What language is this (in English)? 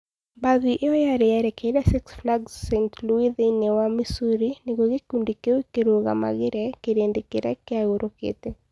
Kikuyu